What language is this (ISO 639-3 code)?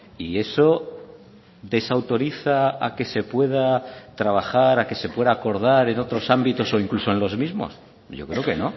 spa